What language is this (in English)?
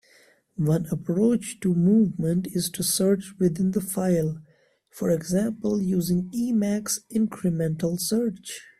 English